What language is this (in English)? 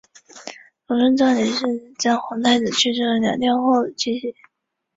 Chinese